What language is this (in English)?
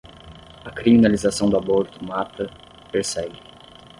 Portuguese